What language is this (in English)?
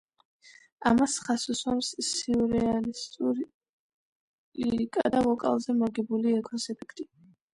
Georgian